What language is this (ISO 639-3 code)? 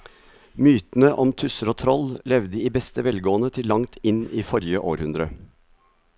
nor